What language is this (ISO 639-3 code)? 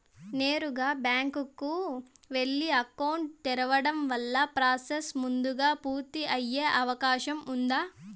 tel